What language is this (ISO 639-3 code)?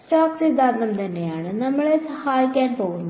mal